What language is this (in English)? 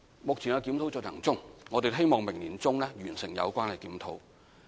Cantonese